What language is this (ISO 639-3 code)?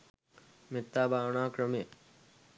sin